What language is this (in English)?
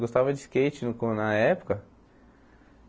Portuguese